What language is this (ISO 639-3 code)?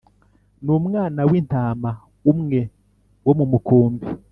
kin